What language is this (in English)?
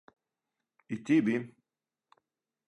Serbian